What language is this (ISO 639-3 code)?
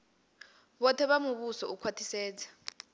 ven